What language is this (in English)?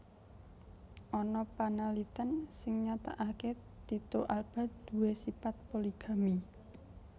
Javanese